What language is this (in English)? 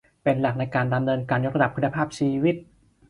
Thai